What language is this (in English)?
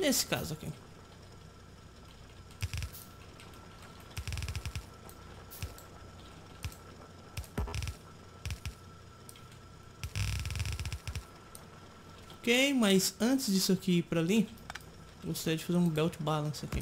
Portuguese